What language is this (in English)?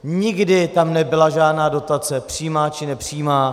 Czech